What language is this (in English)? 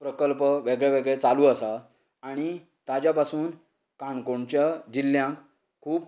Konkani